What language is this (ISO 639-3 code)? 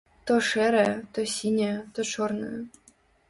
bel